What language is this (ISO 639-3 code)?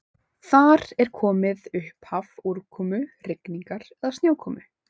isl